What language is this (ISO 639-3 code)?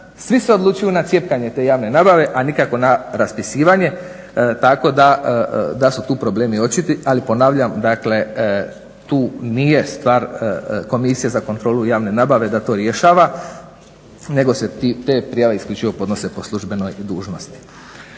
hrv